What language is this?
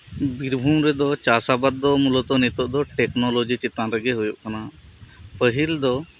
Santali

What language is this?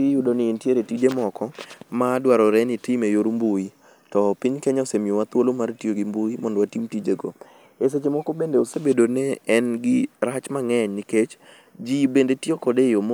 Luo (Kenya and Tanzania)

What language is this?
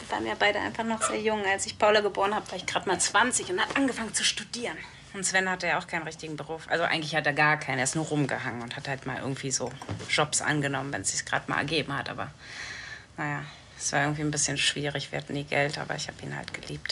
German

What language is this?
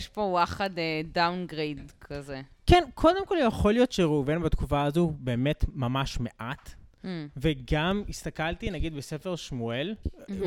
Hebrew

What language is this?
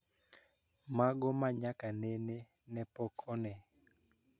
Luo (Kenya and Tanzania)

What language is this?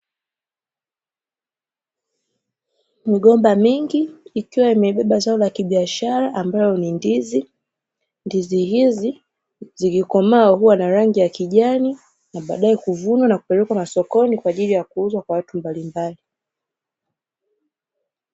Swahili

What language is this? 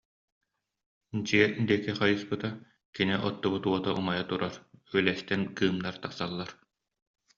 Yakut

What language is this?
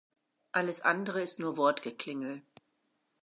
German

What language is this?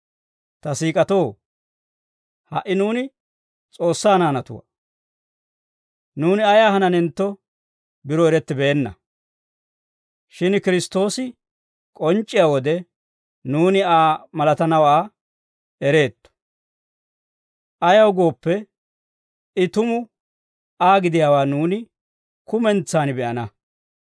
Dawro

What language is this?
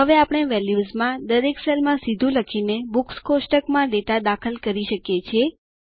Gujarati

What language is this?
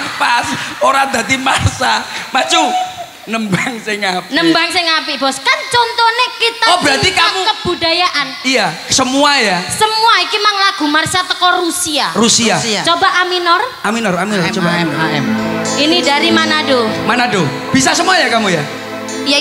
Indonesian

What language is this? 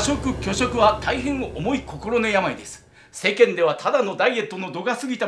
Japanese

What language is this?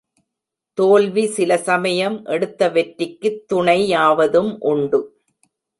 Tamil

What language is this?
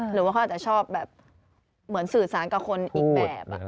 Thai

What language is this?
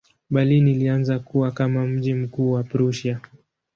Swahili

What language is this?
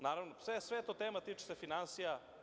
Serbian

